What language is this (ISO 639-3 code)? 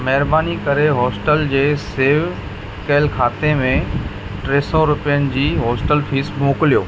snd